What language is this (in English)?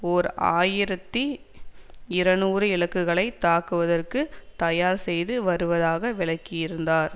Tamil